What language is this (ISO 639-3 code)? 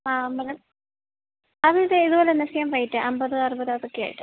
mal